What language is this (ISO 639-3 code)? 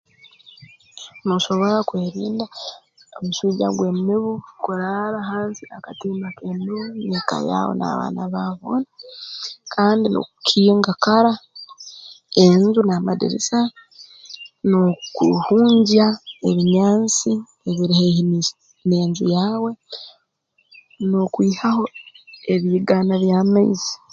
ttj